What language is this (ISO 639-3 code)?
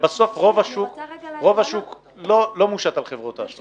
heb